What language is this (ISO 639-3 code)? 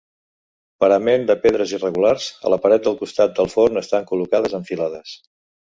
cat